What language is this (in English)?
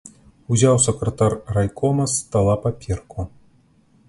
Belarusian